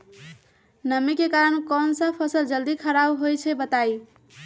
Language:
Magahi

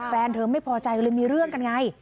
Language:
Thai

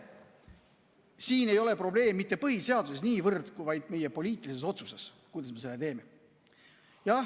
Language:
Estonian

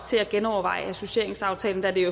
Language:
Danish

